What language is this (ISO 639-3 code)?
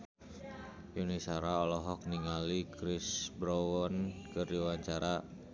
sun